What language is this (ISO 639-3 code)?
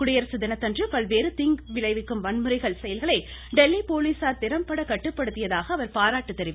tam